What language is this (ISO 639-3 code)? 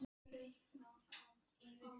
isl